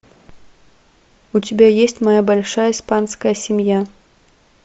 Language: Russian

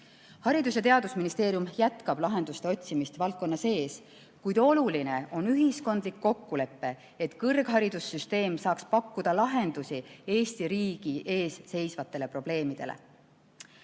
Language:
Estonian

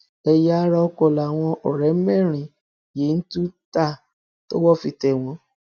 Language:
Yoruba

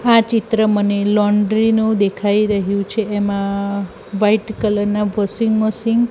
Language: Gujarati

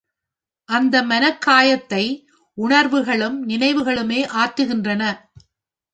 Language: Tamil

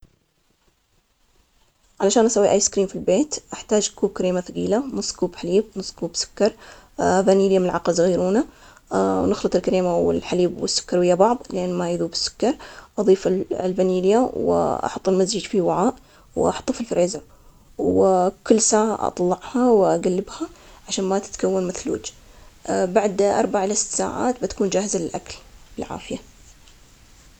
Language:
Omani Arabic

